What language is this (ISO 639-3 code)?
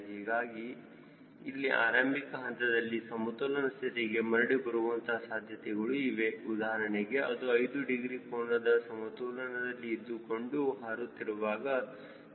kan